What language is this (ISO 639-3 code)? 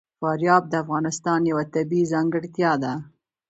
pus